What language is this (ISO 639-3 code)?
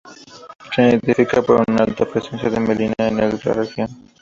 spa